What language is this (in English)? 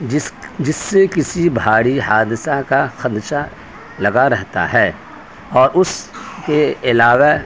Urdu